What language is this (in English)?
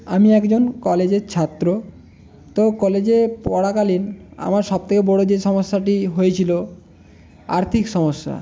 Bangla